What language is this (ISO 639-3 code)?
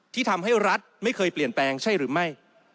tha